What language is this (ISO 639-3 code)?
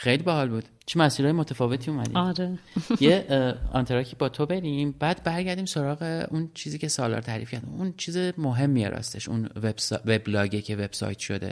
fas